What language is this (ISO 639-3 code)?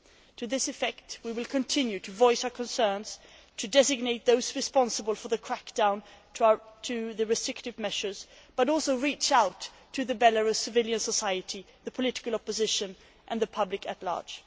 eng